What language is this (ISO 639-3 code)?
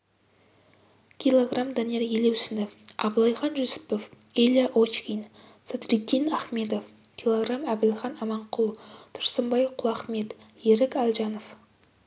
kaz